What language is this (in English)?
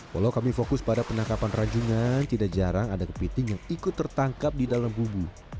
Indonesian